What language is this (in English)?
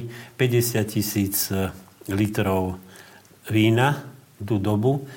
Slovak